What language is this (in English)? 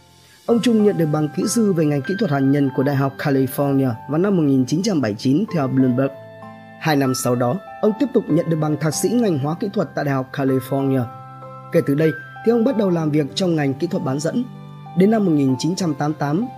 Vietnamese